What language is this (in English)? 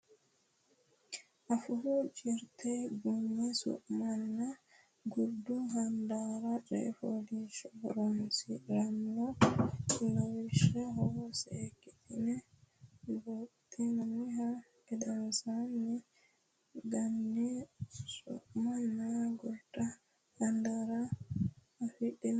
Sidamo